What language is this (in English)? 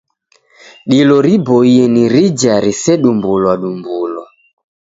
Taita